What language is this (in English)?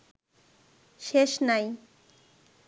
Bangla